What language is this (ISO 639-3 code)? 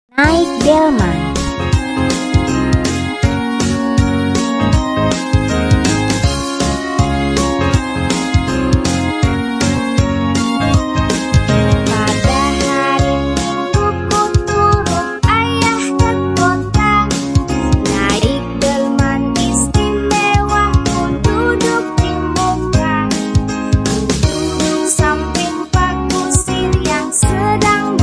ind